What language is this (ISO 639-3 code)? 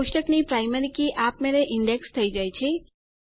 guj